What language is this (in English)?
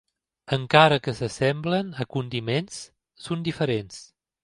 Catalan